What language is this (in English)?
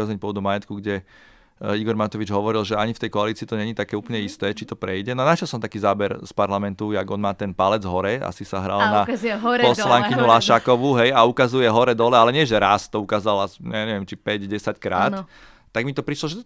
Slovak